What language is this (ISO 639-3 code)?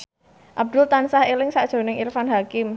jav